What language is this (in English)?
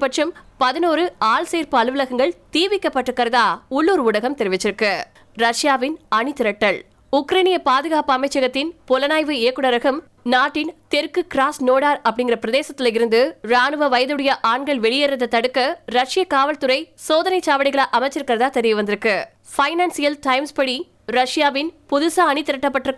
Tamil